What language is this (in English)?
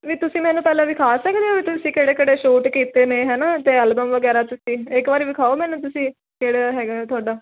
Punjabi